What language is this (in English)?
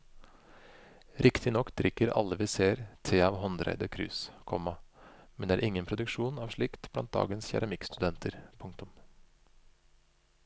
Norwegian